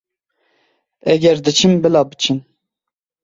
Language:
Kurdish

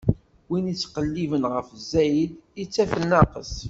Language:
Kabyle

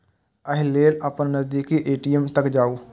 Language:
Maithili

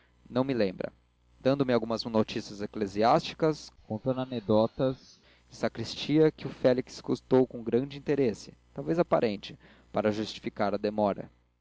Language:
Portuguese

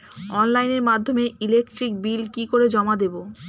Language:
Bangla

